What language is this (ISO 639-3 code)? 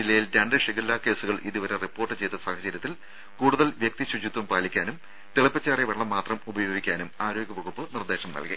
mal